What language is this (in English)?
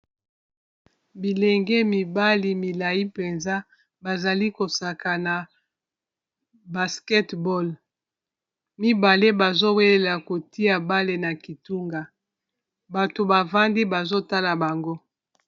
Lingala